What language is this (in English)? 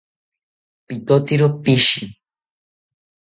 South Ucayali Ashéninka